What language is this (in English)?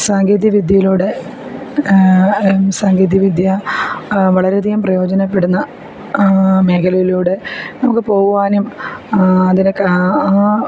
Malayalam